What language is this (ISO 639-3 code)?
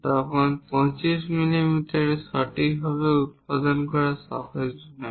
ben